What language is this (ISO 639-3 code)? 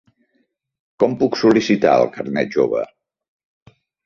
cat